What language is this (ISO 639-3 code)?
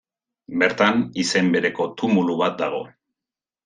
eus